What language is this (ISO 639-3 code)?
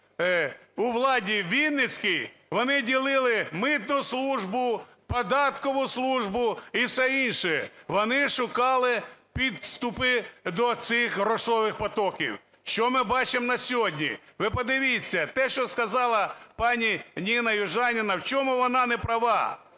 ukr